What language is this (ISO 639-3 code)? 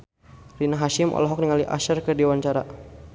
sun